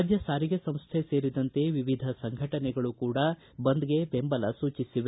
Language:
Kannada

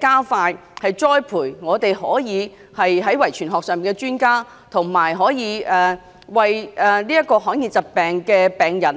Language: Cantonese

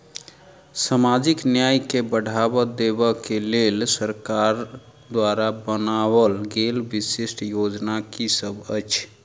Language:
Maithili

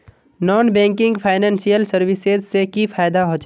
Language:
Magahi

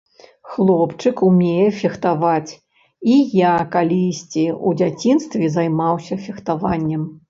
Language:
Belarusian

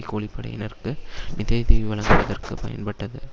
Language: Tamil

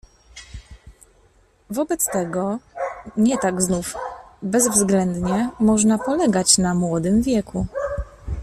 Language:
Polish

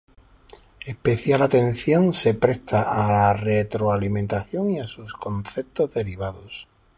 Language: Spanish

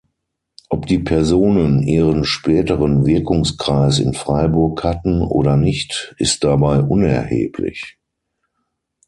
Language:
German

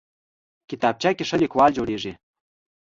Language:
Pashto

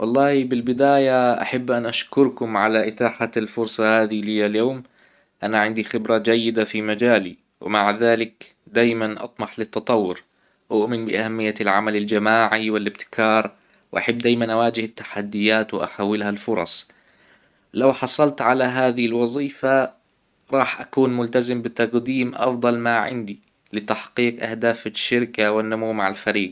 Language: Hijazi Arabic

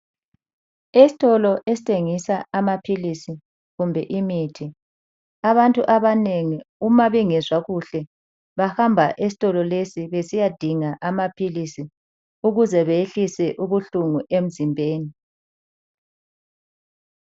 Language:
North Ndebele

